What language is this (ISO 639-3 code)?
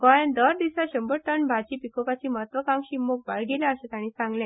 kok